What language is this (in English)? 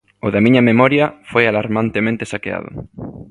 Galician